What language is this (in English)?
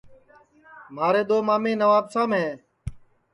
Sansi